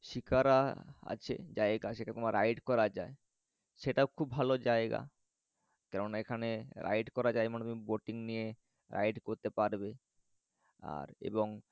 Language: Bangla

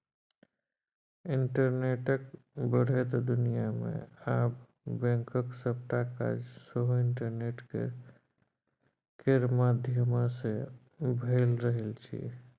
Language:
Maithili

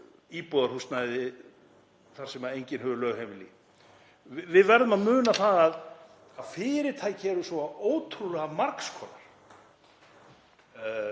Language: Icelandic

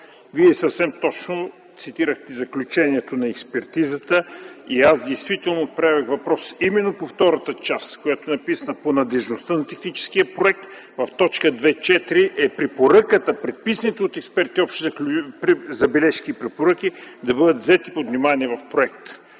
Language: Bulgarian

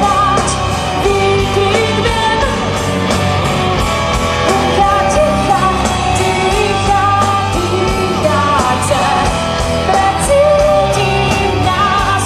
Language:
Czech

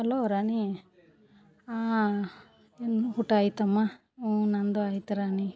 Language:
Kannada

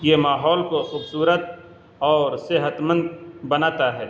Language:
Urdu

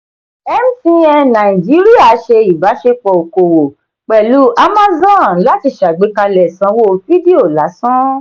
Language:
Yoruba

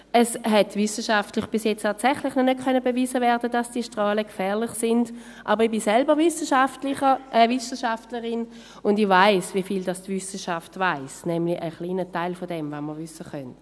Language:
Swiss German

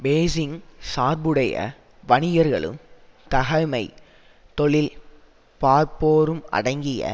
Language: Tamil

